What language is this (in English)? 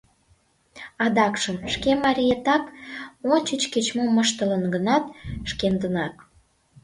Mari